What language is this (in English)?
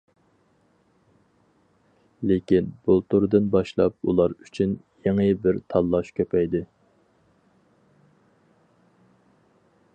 Uyghur